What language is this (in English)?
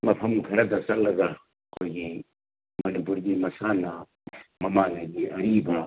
Manipuri